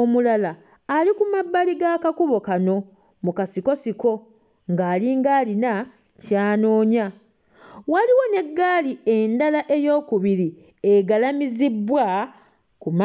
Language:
Ganda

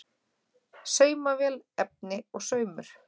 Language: Icelandic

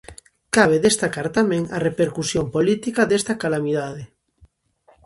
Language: Galician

